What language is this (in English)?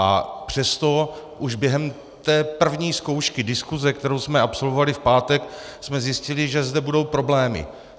Czech